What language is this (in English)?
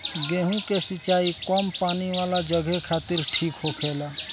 Bhojpuri